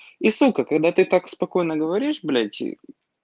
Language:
Russian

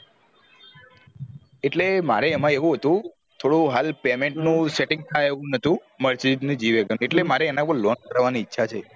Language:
Gujarati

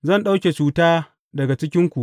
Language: Hausa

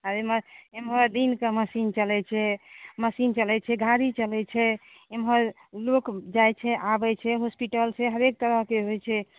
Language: Maithili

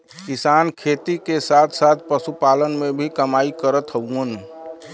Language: Bhojpuri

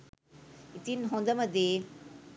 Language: Sinhala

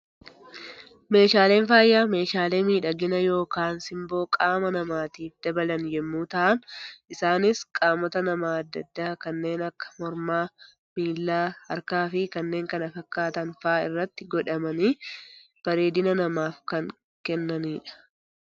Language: Oromo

